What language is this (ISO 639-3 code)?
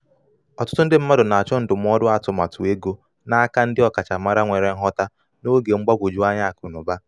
ibo